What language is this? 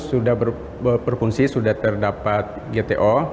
Indonesian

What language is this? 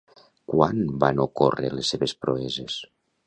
Catalan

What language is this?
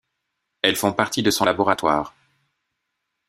French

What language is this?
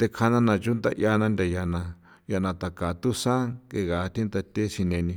San Felipe Otlaltepec Popoloca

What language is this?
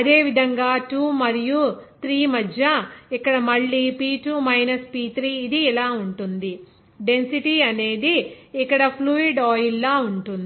Telugu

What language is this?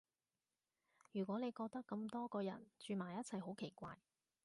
Cantonese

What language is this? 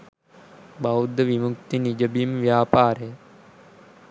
Sinhala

